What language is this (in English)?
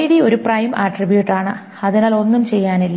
Malayalam